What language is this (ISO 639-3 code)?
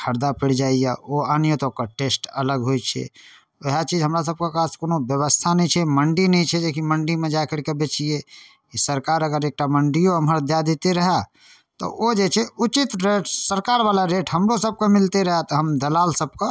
mai